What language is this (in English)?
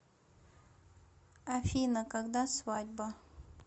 Russian